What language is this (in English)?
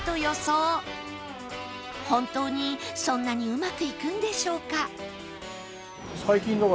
Japanese